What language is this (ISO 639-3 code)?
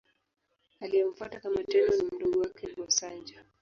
swa